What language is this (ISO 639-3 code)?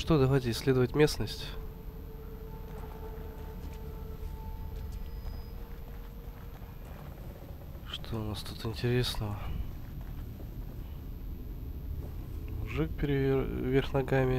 rus